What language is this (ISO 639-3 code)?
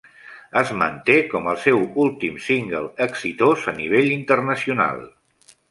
cat